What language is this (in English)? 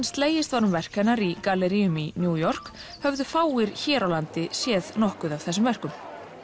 Icelandic